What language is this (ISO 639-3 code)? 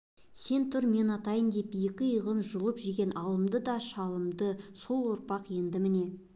kaz